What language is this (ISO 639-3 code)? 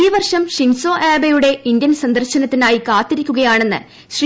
mal